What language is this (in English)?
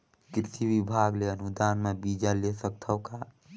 Chhattisgarhi